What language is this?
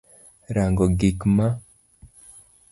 Luo (Kenya and Tanzania)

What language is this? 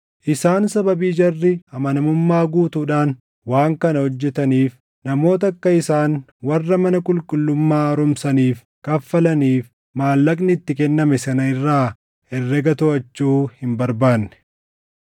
Oromo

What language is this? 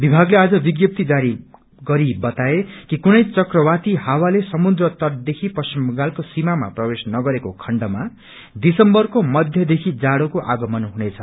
Nepali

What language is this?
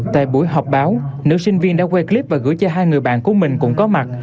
Vietnamese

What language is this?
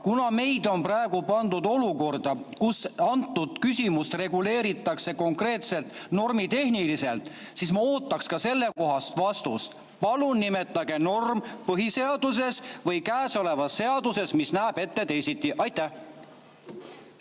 Estonian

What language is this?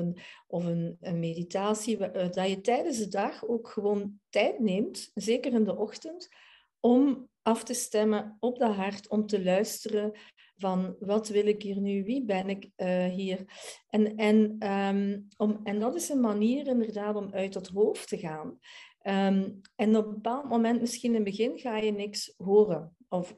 Dutch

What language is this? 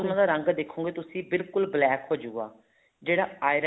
Punjabi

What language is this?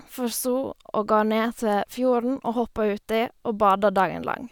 Norwegian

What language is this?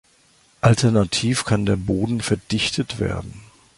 German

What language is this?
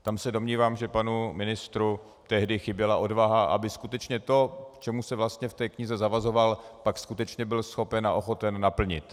Czech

